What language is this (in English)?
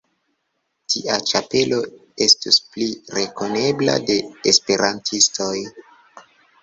Esperanto